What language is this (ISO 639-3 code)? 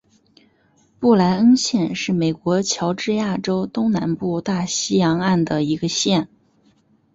zho